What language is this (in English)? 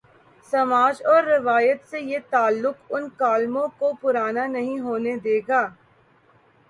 Urdu